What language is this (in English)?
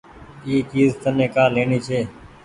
Goaria